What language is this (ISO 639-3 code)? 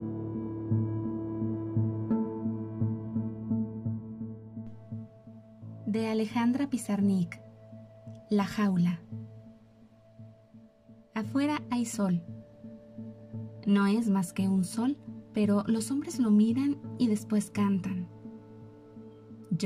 spa